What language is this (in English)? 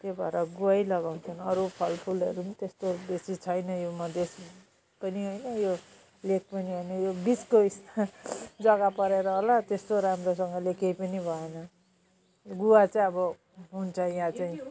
Nepali